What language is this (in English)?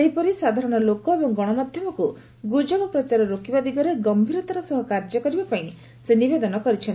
Odia